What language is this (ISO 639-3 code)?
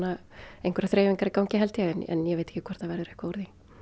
isl